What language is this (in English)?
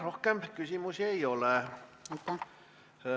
Estonian